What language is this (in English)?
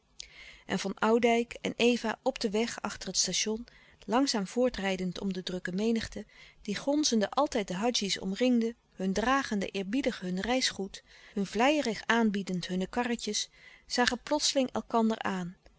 Dutch